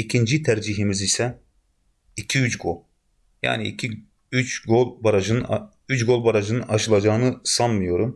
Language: Turkish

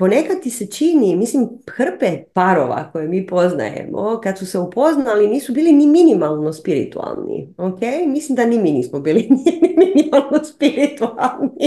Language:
Croatian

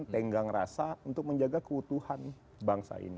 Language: Indonesian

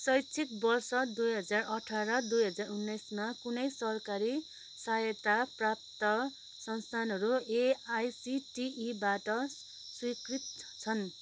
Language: Nepali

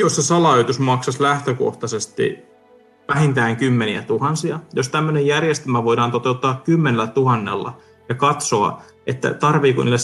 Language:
Finnish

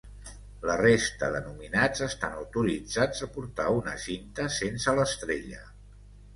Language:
Catalan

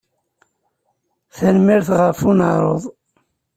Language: Kabyle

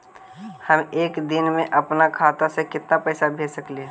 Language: Magahi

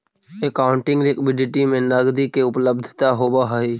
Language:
Magahi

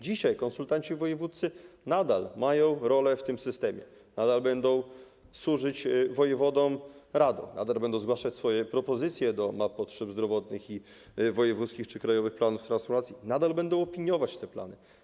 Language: Polish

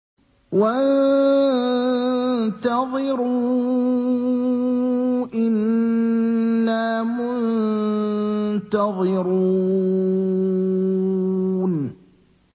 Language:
Arabic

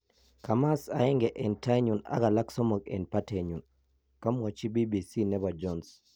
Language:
Kalenjin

